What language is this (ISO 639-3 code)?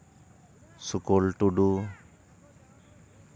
sat